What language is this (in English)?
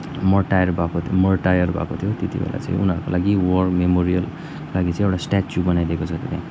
Nepali